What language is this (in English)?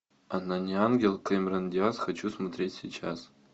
Russian